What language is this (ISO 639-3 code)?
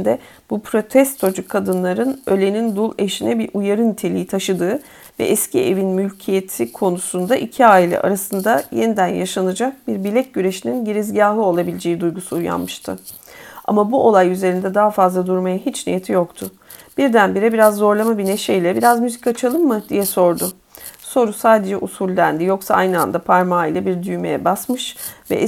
tur